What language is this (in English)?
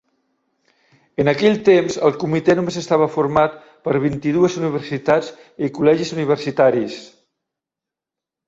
Catalan